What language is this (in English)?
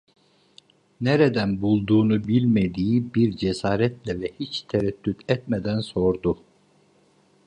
Turkish